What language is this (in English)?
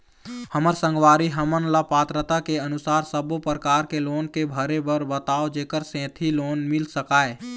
Chhattisgarhi